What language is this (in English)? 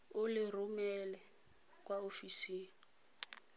Tswana